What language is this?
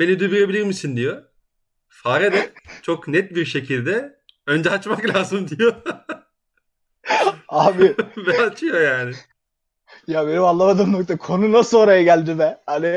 Turkish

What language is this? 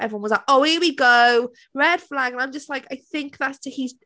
English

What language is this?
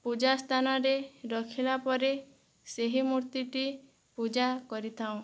Odia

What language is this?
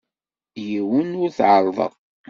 Kabyle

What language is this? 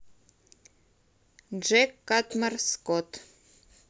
Russian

